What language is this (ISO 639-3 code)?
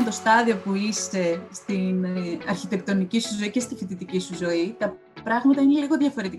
ell